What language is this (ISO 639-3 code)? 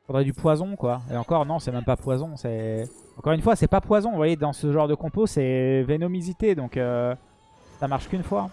fra